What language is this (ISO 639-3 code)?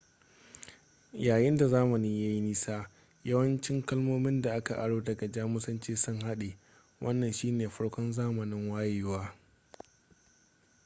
hau